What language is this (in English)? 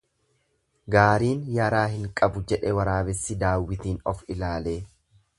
Oromo